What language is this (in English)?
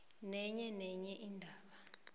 South Ndebele